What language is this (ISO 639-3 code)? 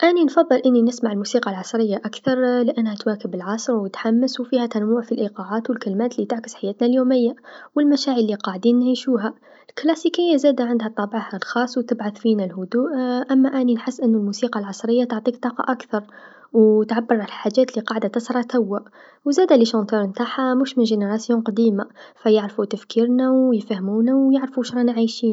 aeb